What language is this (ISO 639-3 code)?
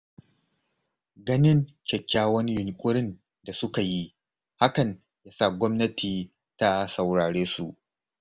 hau